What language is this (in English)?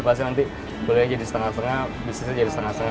Indonesian